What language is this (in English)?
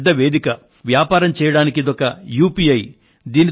Telugu